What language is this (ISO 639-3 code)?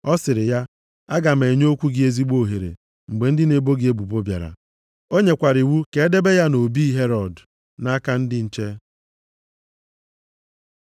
ibo